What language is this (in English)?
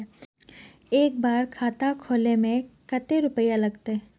Magahi